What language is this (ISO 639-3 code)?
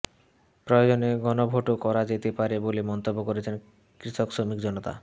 ben